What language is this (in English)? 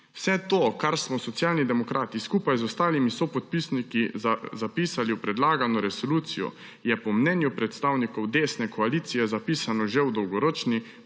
Slovenian